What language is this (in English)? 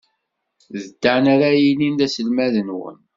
Kabyle